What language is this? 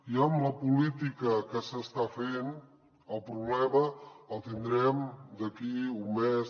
Catalan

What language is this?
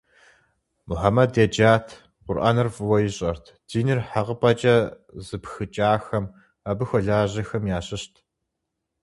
Kabardian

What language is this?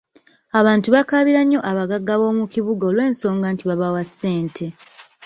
Ganda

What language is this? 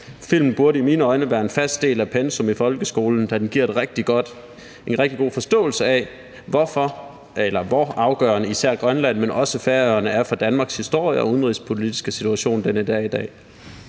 Danish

